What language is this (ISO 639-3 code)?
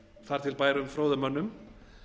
isl